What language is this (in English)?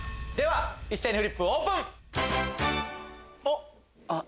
Japanese